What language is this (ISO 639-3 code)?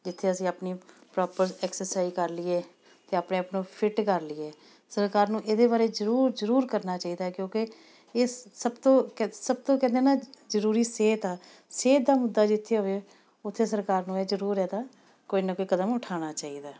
pan